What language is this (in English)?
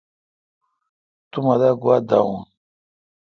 Kalkoti